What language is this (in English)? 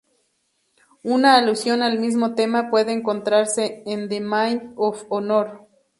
Spanish